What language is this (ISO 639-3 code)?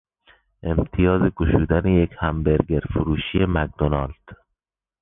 fas